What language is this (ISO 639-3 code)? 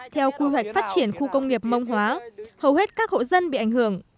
vie